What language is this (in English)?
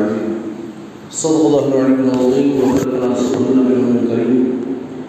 Urdu